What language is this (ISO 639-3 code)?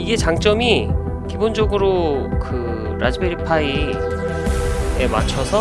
kor